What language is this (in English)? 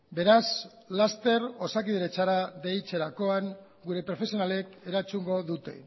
Basque